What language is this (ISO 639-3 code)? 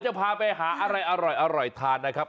tha